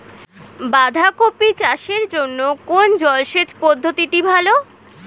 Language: Bangla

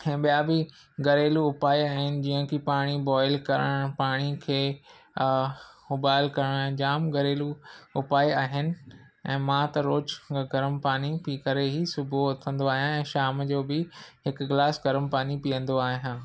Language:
Sindhi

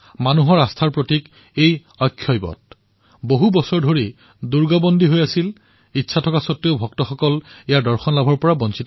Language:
Assamese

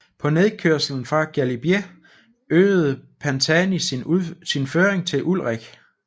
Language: Danish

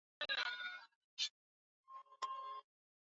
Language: Swahili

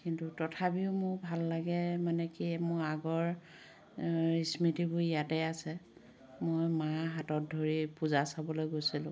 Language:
Assamese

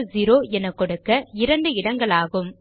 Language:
Tamil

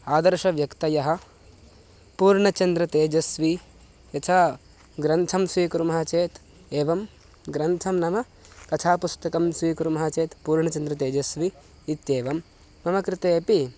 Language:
Sanskrit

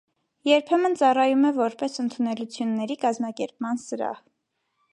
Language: Armenian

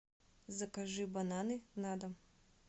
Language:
Russian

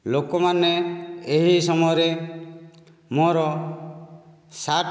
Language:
Odia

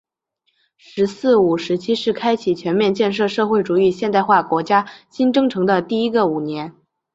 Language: Chinese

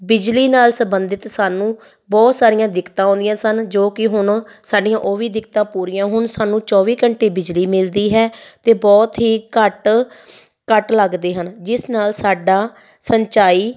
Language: Punjabi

